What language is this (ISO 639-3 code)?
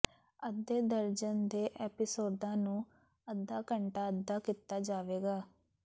pan